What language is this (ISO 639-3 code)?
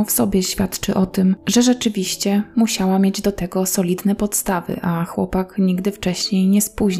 pol